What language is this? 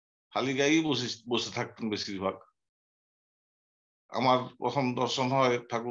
Vietnamese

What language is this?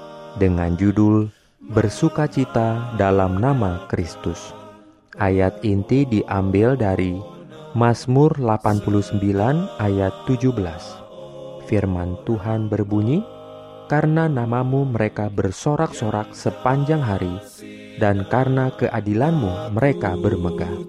Indonesian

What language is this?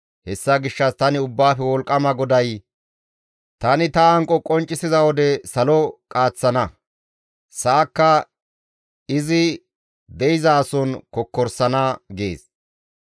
Gamo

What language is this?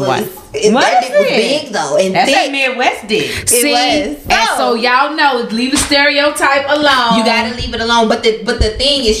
English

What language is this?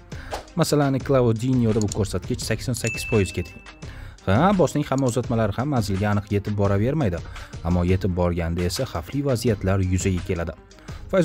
Turkish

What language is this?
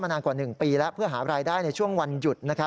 Thai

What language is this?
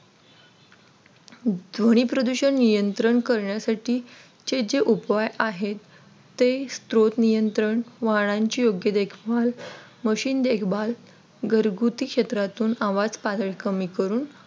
Marathi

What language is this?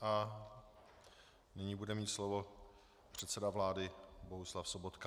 Czech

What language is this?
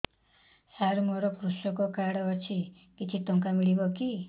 Odia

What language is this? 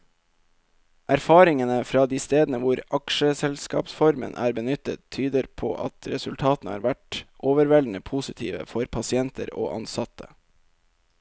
Norwegian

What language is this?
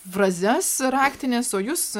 Lithuanian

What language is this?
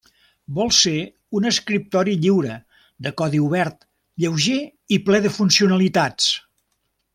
Catalan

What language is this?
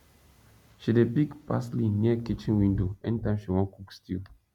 Nigerian Pidgin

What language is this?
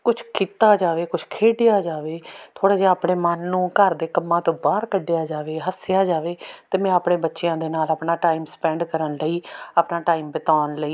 Punjabi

